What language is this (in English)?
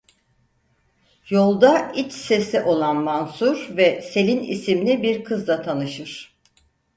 Turkish